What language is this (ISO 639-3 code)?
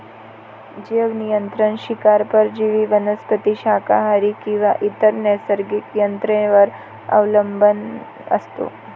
mar